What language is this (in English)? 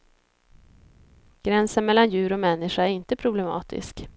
Swedish